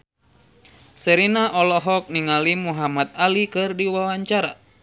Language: Sundanese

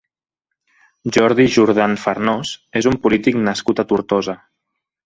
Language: Catalan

